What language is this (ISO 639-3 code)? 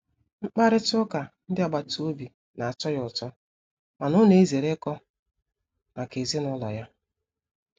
ibo